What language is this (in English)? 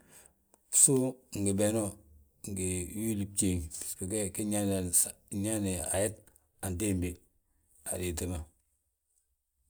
Balanta-Ganja